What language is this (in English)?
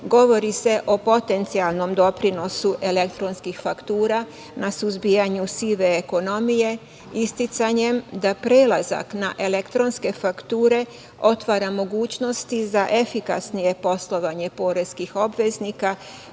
Serbian